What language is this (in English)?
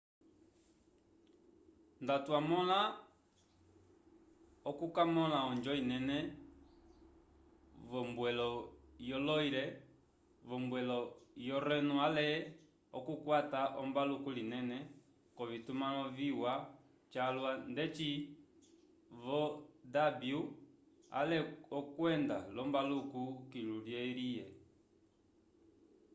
Umbundu